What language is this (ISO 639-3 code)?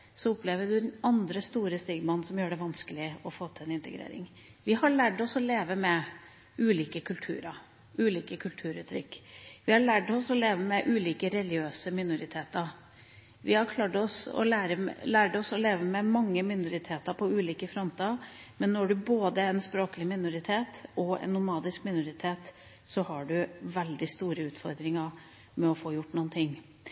nob